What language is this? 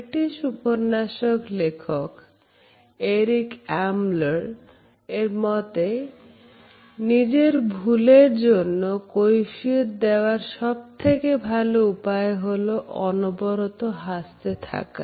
Bangla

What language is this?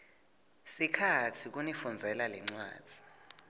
Swati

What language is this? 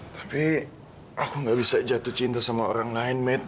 Indonesian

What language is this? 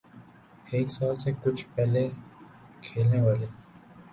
Urdu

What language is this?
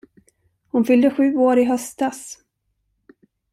Swedish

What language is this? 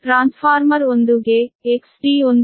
Kannada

